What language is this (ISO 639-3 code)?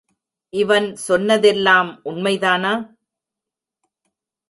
tam